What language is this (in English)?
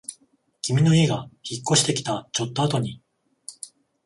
Japanese